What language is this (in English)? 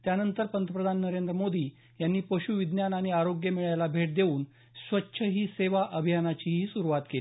Marathi